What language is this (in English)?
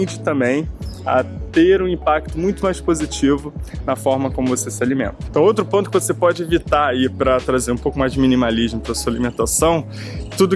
Portuguese